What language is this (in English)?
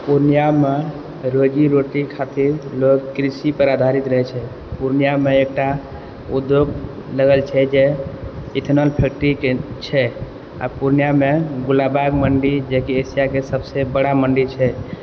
Maithili